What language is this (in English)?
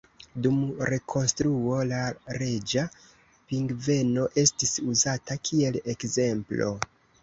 Esperanto